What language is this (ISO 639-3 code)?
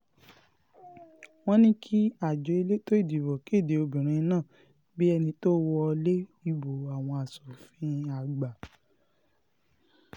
yor